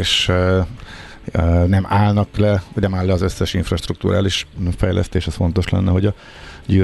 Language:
Hungarian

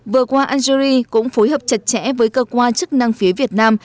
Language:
Vietnamese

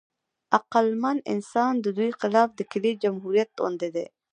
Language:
Pashto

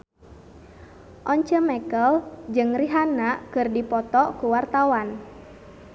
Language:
Sundanese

